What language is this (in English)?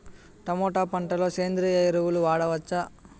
Telugu